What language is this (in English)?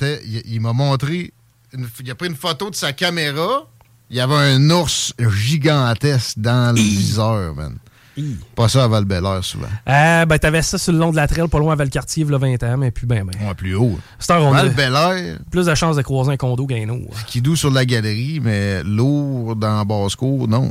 French